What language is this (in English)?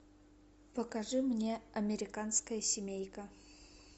Russian